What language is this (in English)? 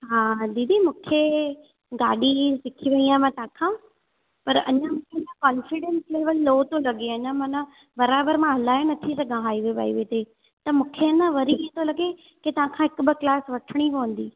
Sindhi